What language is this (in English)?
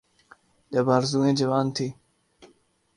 Urdu